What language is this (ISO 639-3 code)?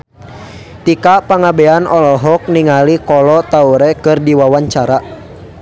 sun